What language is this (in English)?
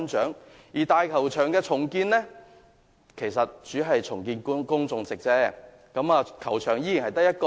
Cantonese